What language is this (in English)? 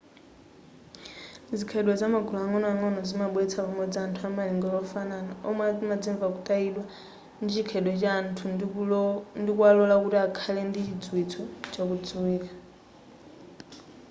Nyanja